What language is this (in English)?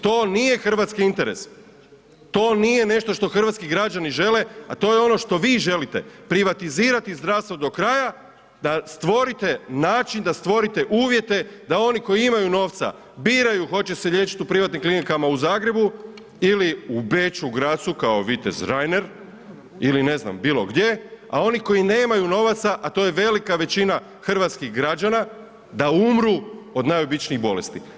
Croatian